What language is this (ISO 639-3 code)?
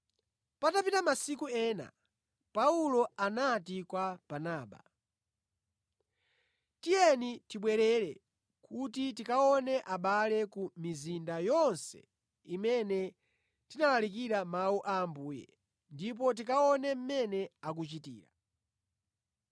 nya